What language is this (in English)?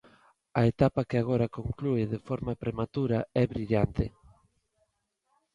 Galician